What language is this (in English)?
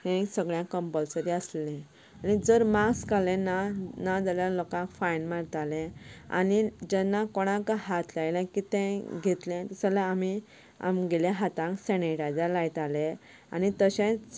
Konkani